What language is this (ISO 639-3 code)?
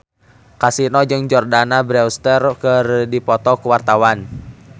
sun